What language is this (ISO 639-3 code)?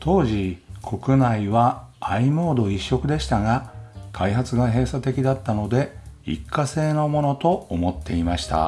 jpn